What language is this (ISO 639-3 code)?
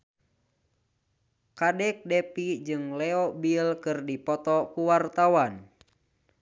sun